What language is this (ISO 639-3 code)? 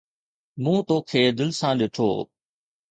snd